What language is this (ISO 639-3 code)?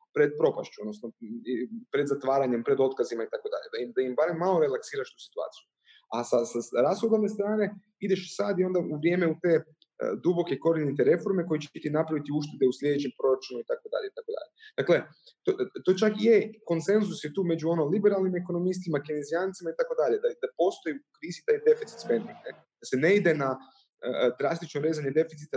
hrv